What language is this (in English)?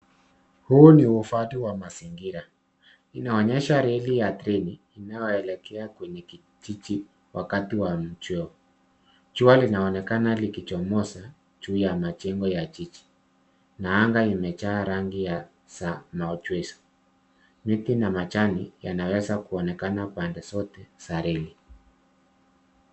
Swahili